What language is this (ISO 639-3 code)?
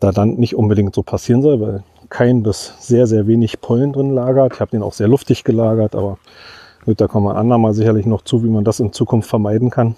deu